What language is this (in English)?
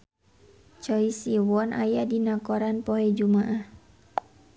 Sundanese